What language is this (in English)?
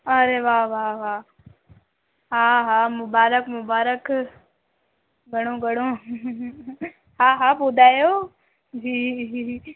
Sindhi